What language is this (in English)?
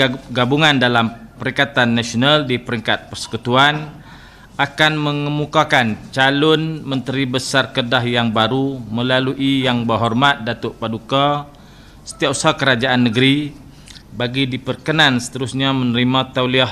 Malay